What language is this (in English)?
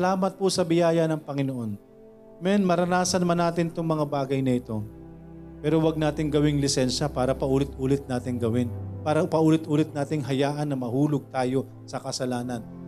Filipino